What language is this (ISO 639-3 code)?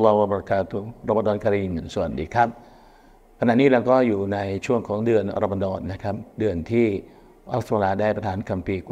tha